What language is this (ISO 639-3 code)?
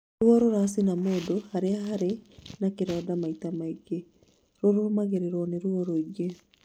kik